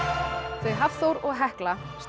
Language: Icelandic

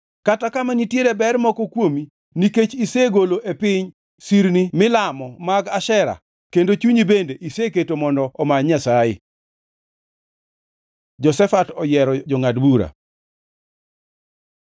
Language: Luo (Kenya and Tanzania)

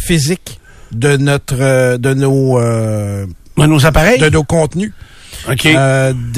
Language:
French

